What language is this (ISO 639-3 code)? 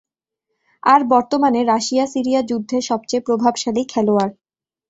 ben